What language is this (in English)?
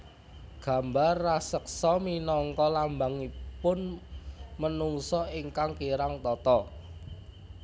Javanese